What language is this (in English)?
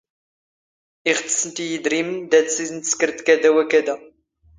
Standard Moroccan Tamazight